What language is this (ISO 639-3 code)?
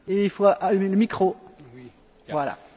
deu